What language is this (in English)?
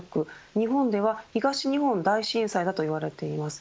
Japanese